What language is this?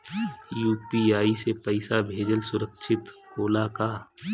Bhojpuri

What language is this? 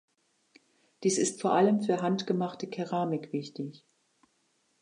German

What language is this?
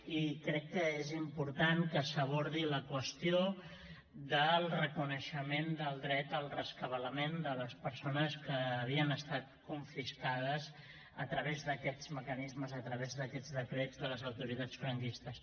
Catalan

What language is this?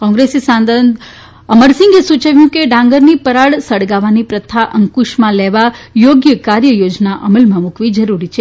Gujarati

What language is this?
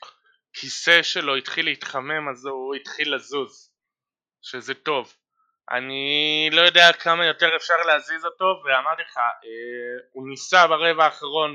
Hebrew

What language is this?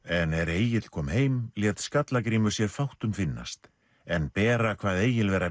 Icelandic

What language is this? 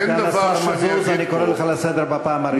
Hebrew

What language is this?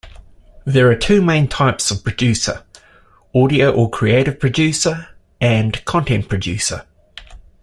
English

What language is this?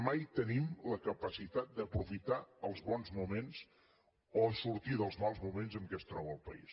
Catalan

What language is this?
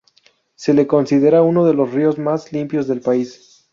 Spanish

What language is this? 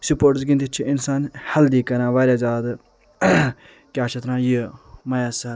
Kashmiri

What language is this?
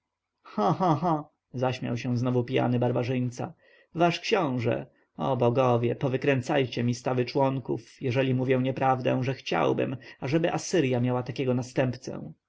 Polish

